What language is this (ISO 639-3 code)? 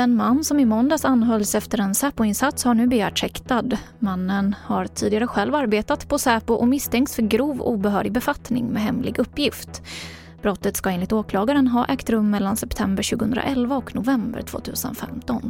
swe